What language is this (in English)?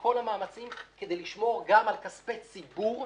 Hebrew